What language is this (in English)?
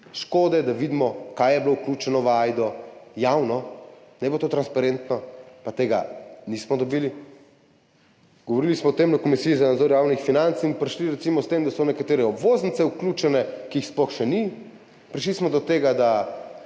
Slovenian